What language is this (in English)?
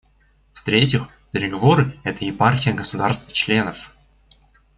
Russian